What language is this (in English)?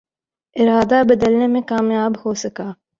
Urdu